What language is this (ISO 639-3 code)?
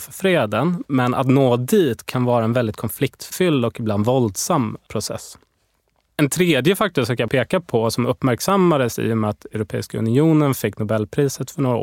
swe